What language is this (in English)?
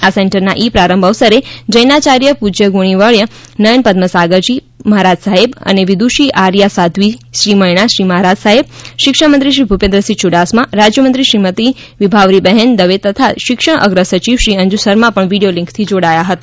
Gujarati